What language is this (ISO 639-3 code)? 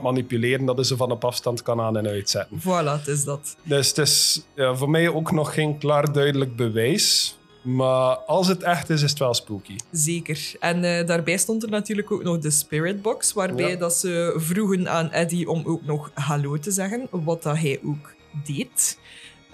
nld